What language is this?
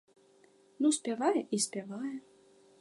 Belarusian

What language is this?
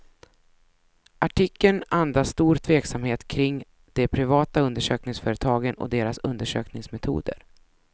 Swedish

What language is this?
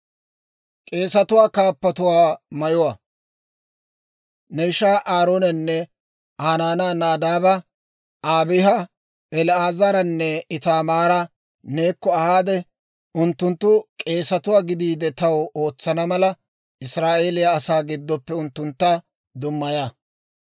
Dawro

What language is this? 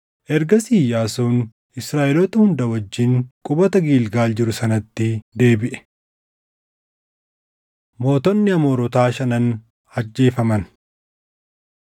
Oromo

